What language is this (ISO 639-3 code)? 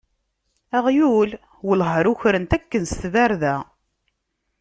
kab